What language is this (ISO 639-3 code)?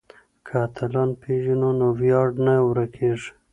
pus